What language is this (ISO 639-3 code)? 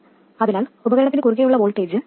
mal